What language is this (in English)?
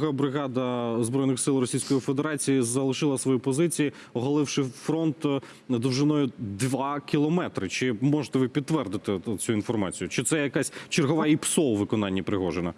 Ukrainian